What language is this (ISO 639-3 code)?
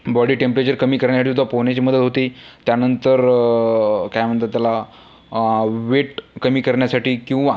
mar